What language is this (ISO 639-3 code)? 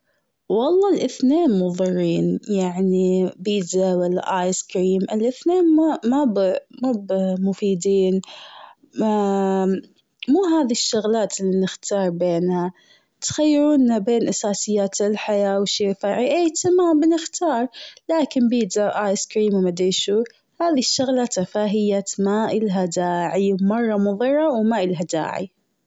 afb